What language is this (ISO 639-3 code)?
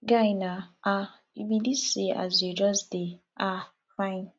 pcm